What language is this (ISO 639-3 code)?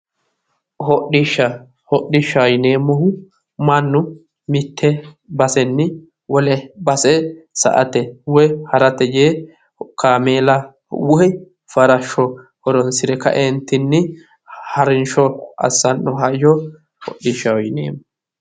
sid